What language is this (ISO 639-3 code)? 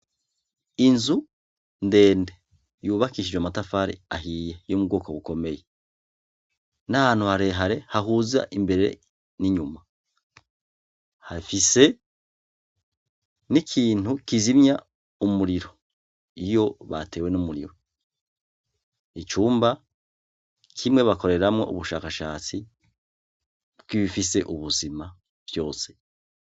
run